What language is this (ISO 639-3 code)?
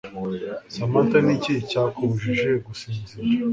kin